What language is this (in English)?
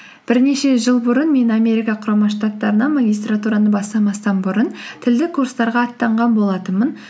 Kazakh